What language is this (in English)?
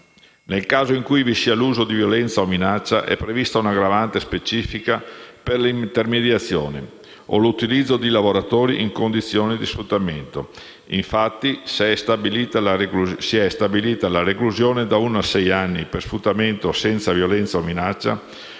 Italian